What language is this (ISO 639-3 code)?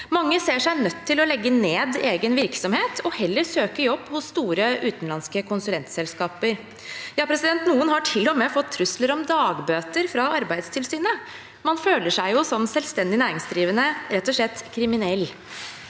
nor